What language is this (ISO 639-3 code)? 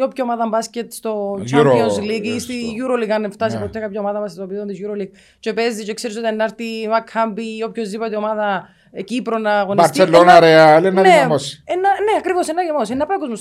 ell